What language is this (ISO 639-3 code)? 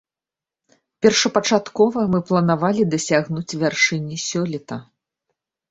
bel